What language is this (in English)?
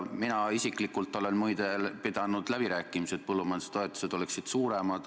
Estonian